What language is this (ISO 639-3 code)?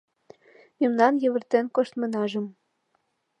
chm